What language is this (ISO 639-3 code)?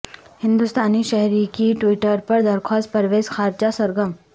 urd